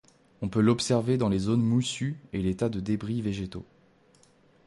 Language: French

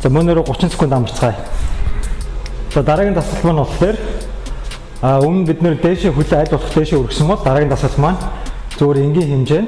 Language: Korean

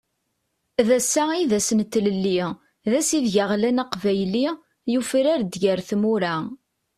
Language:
Kabyle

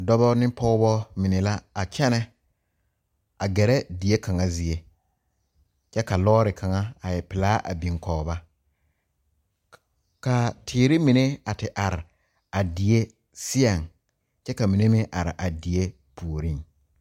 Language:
Southern Dagaare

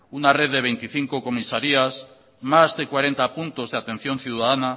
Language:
Spanish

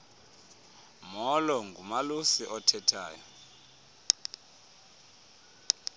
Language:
Xhosa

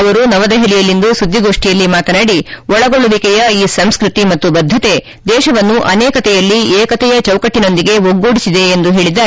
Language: Kannada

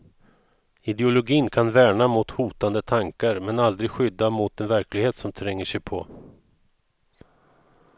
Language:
Swedish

